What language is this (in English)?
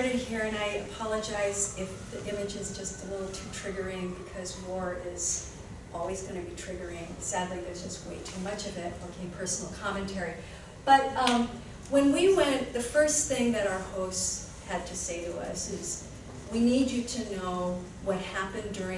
English